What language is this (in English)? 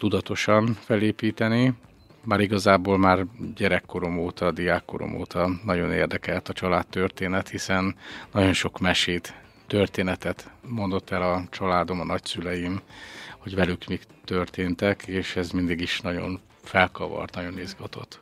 Hungarian